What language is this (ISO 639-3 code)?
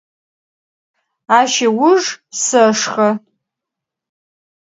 ady